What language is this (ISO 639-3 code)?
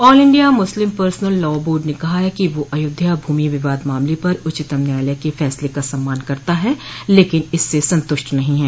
hin